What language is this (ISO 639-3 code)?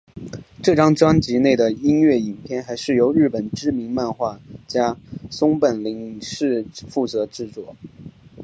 zho